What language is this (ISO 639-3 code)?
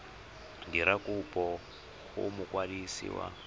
tsn